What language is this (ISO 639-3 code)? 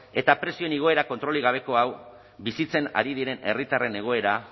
eus